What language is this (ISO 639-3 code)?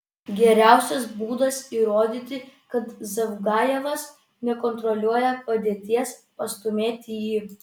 lit